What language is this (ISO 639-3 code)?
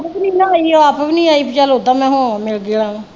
pan